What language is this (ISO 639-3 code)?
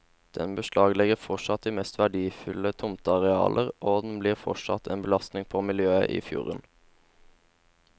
nor